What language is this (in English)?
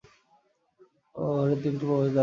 Bangla